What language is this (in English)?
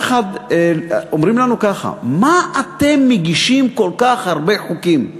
Hebrew